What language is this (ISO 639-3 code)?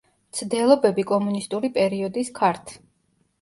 kat